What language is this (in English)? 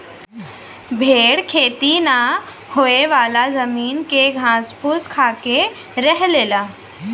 Bhojpuri